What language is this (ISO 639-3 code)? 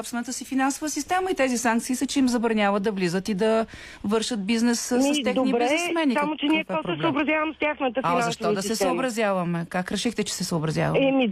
bul